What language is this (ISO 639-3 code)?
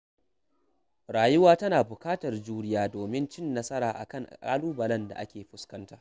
hau